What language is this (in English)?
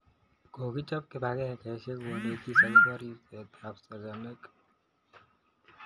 Kalenjin